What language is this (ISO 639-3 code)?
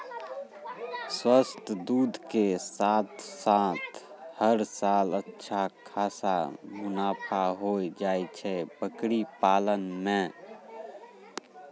mai